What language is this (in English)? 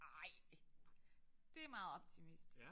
Danish